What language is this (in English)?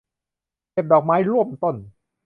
Thai